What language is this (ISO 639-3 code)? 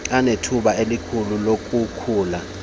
xho